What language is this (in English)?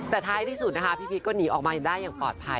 Thai